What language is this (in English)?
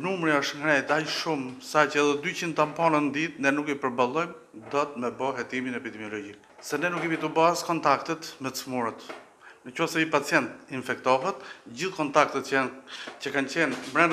Romanian